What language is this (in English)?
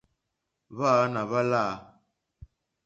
Mokpwe